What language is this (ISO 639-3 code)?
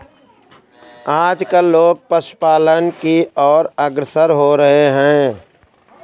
hin